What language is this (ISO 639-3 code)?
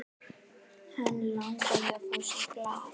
isl